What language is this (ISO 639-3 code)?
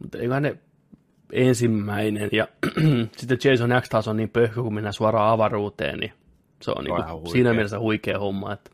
fin